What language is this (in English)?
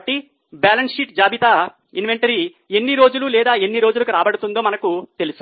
Telugu